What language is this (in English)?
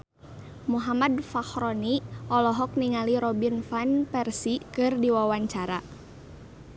Sundanese